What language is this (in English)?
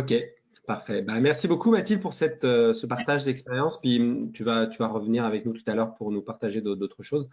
French